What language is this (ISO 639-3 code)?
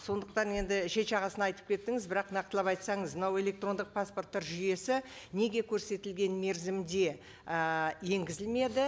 kaz